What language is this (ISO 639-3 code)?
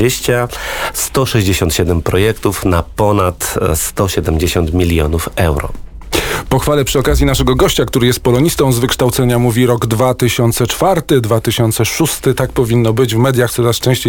pol